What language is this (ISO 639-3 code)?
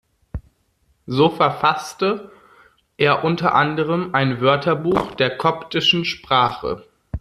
deu